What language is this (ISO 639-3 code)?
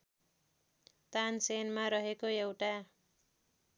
nep